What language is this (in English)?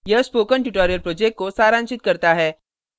Hindi